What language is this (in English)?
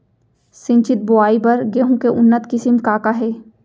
Chhattisgarhi